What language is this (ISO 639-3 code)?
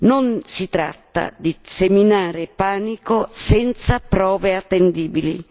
ita